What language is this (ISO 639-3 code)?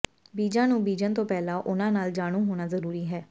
pan